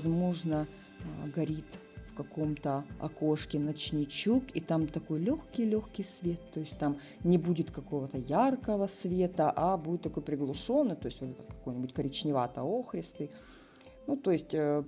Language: Russian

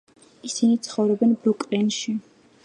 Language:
Georgian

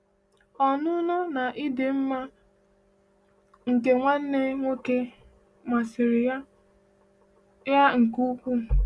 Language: Igbo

